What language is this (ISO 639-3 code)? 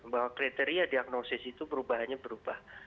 ind